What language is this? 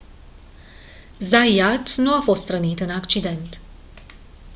Romanian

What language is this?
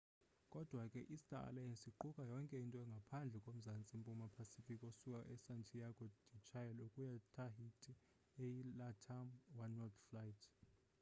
Xhosa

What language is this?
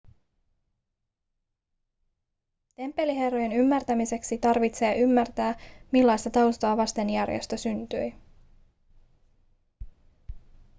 Finnish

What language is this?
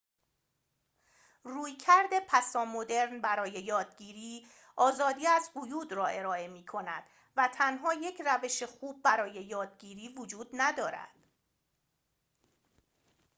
Persian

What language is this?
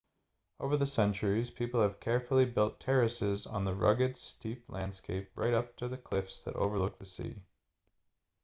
English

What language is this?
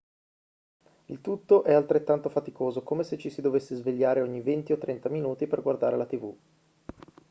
Italian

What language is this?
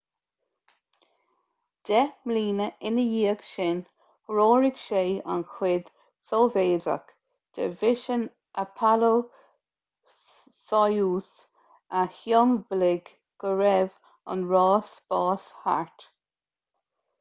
Irish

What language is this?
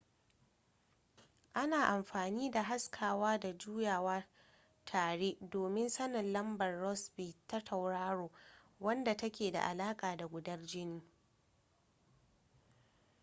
Hausa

